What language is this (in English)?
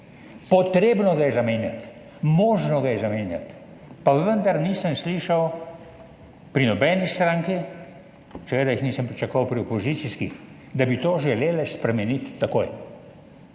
Slovenian